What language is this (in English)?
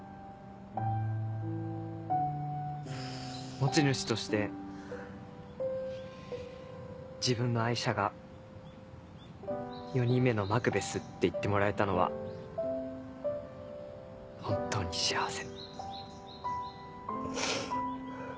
Japanese